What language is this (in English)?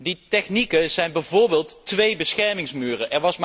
Dutch